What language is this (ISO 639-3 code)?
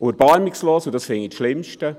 gsw